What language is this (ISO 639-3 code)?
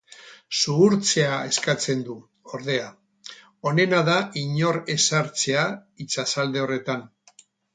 eus